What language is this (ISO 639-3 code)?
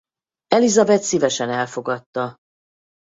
hun